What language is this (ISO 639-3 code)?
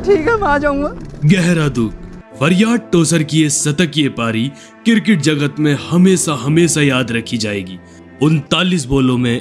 hin